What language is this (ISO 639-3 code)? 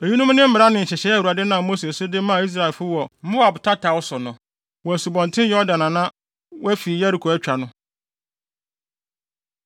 aka